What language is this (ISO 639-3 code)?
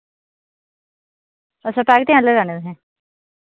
doi